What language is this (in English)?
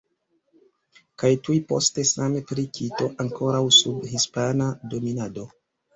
Esperanto